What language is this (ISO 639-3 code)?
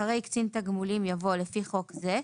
heb